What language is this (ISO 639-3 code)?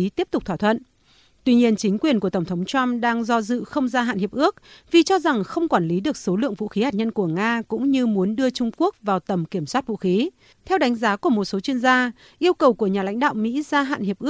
vie